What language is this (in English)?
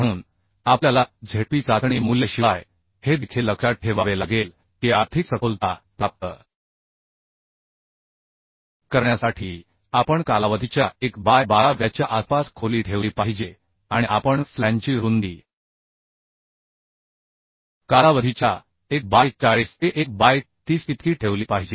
Marathi